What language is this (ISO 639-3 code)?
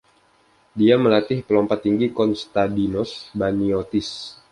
ind